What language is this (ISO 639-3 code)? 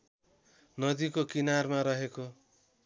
nep